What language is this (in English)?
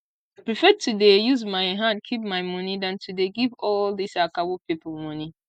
Nigerian Pidgin